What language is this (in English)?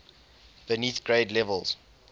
English